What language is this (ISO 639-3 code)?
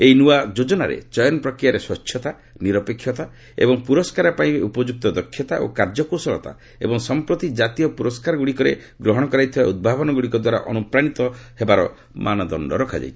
ori